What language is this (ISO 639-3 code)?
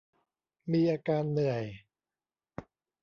tha